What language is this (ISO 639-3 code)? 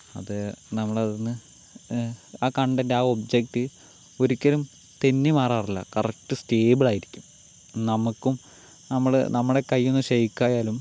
mal